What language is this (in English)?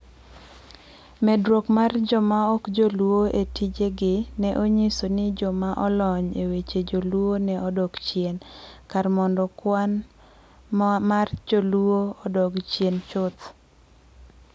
Luo (Kenya and Tanzania)